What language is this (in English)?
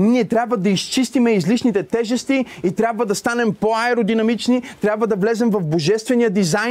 Bulgarian